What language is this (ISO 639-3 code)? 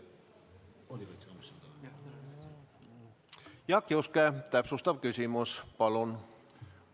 est